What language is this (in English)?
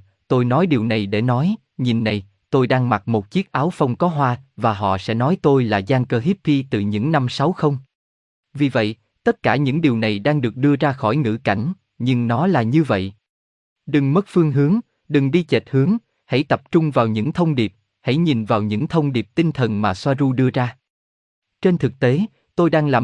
Vietnamese